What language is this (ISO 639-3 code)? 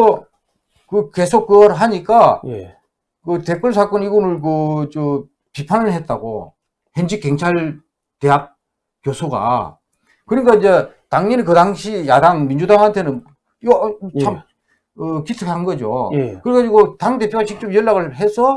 kor